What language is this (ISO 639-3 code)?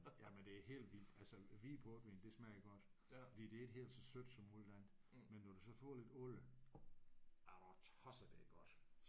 dan